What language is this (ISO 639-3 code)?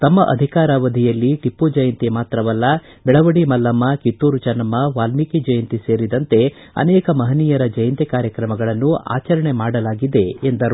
kan